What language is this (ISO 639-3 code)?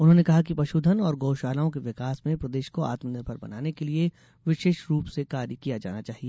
hin